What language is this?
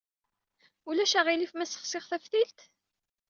Kabyle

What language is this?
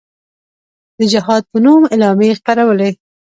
Pashto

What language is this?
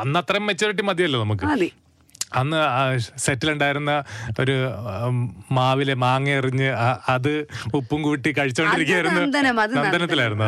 Malayalam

